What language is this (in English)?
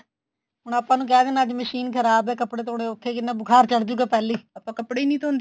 Punjabi